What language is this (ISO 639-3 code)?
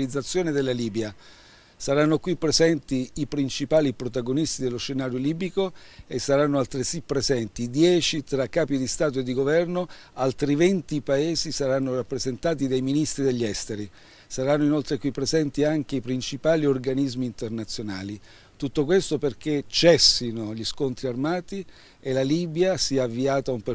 ita